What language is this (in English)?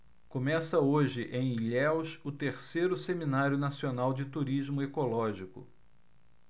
Portuguese